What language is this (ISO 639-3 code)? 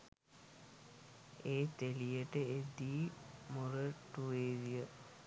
sin